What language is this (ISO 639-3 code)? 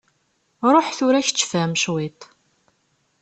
kab